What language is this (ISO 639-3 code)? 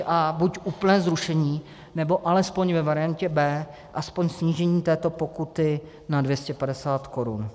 ces